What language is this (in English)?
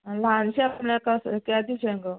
Konkani